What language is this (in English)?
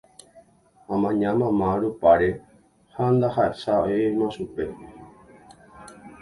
Guarani